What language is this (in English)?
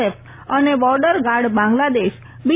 Gujarati